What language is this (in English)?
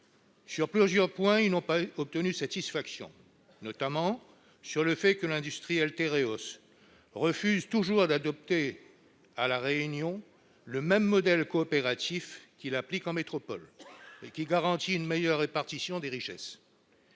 French